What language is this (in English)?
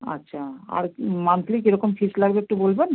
Bangla